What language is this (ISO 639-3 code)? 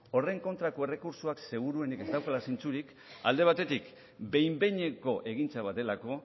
eus